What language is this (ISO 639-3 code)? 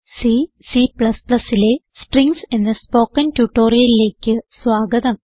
mal